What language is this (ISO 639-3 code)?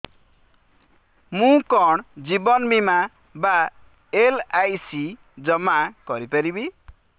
ori